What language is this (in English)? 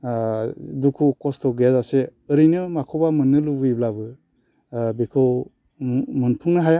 Bodo